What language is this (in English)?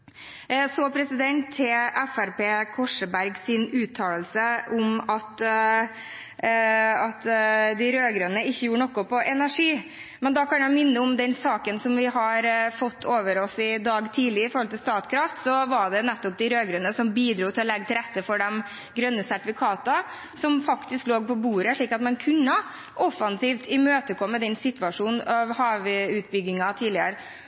Norwegian Bokmål